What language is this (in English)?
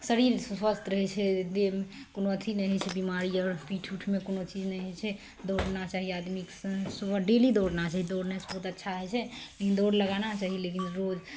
Maithili